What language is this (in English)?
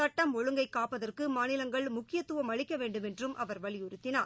Tamil